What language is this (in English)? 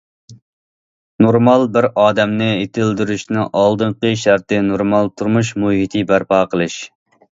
Uyghur